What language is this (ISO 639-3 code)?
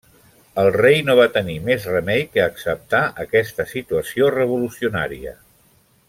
cat